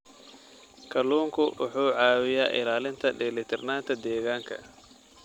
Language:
Somali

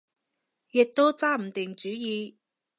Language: Cantonese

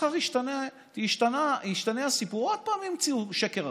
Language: Hebrew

